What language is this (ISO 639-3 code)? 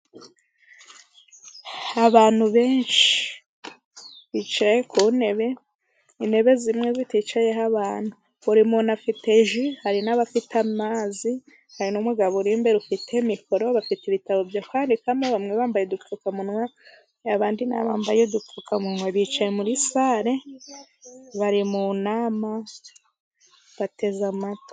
kin